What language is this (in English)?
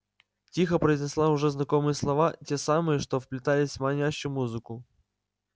Russian